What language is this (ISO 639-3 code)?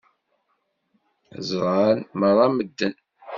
kab